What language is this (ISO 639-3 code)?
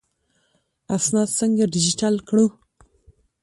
pus